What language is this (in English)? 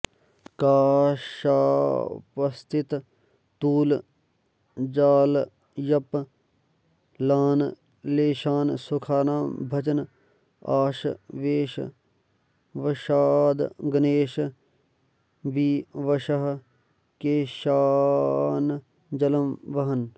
Sanskrit